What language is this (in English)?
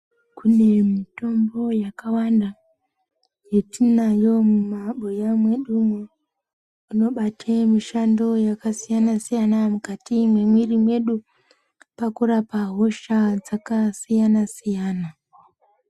Ndau